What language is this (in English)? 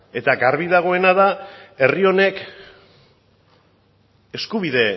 Basque